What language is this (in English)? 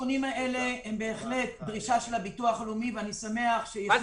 Hebrew